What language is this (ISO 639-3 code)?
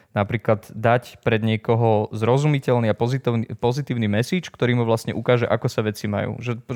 slk